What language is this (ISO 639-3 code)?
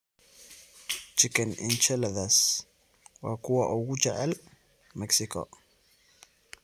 som